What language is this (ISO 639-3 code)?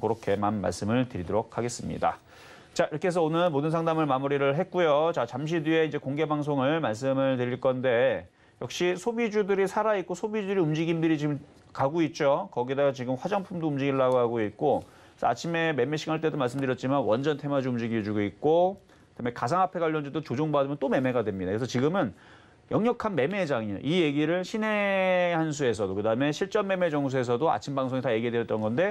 kor